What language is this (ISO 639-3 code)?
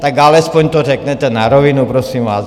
ces